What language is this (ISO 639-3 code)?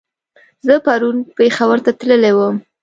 pus